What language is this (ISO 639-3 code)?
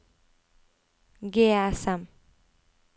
nor